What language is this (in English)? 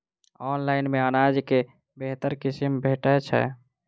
Maithili